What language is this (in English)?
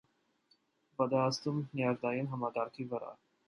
Armenian